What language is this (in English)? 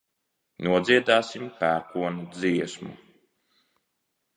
Latvian